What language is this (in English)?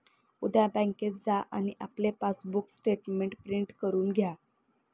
Marathi